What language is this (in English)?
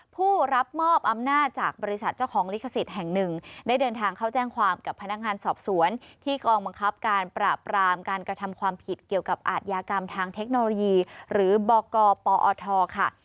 Thai